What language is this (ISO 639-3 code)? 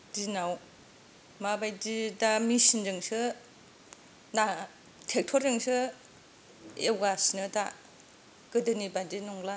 brx